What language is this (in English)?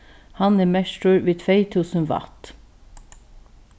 Faroese